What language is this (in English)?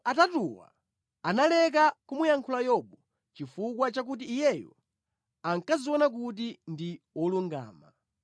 Nyanja